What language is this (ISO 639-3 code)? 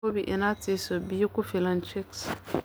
som